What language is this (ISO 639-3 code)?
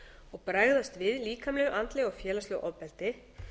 isl